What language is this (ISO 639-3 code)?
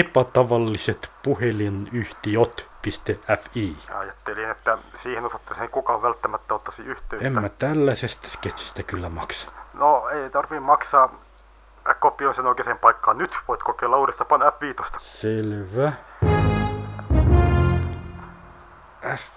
fin